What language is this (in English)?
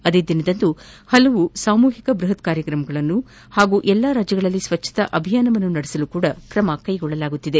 Kannada